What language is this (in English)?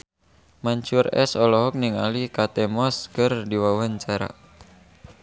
Sundanese